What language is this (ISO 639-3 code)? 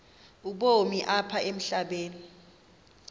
xho